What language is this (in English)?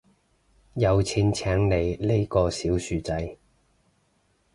Cantonese